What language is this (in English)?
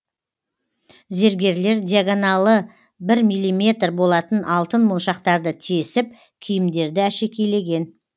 Kazakh